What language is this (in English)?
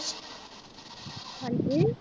Punjabi